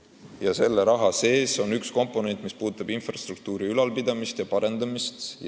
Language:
Estonian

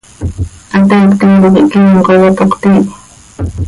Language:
Seri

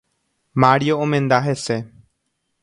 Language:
Guarani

